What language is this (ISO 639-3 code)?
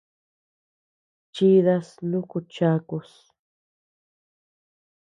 cux